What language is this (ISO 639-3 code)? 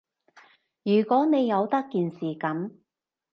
yue